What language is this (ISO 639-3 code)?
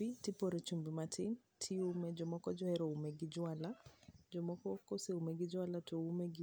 luo